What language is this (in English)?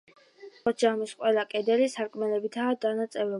Georgian